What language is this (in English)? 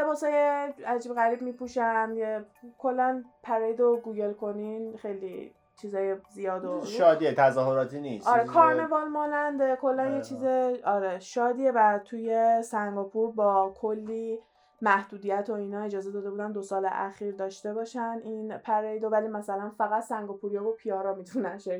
Persian